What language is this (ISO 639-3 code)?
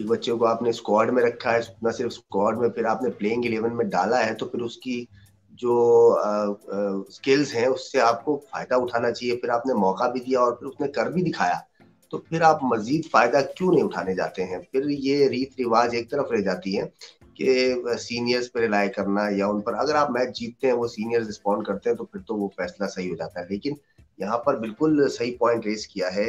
hin